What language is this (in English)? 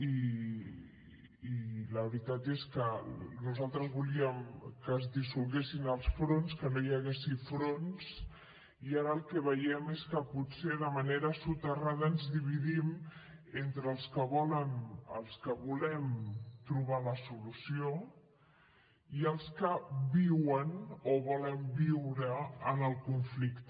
Catalan